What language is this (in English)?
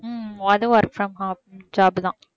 Tamil